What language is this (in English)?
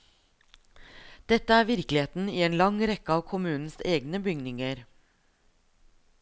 Norwegian